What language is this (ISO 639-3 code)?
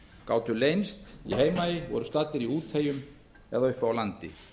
isl